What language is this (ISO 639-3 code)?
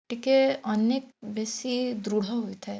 ori